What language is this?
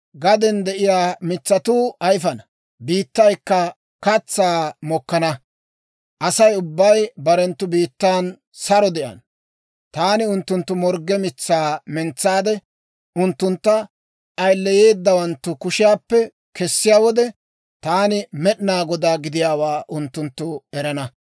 Dawro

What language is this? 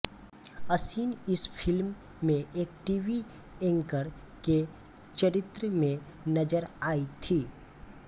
Hindi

